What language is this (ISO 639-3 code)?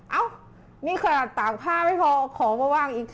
tha